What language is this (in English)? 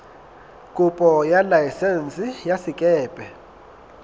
Southern Sotho